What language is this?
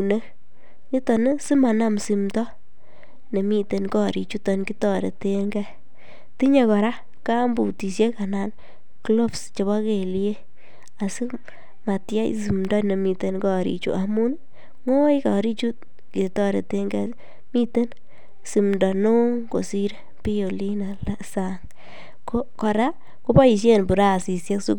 Kalenjin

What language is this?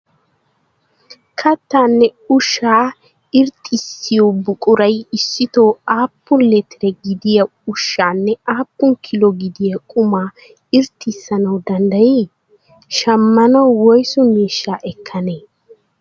Wolaytta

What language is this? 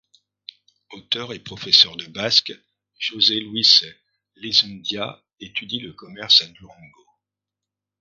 French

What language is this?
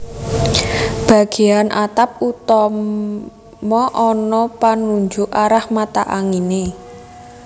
Javanese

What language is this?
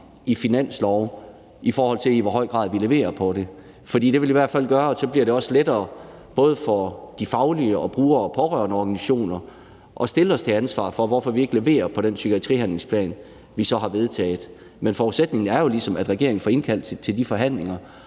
Danish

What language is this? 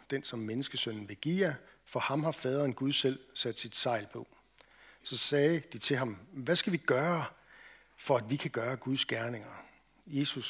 Danish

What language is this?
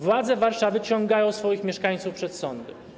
Polish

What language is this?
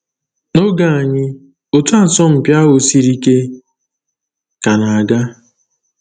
Igbo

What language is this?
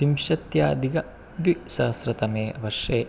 Sanskrit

